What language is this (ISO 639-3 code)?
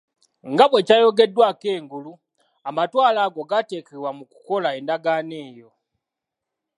lug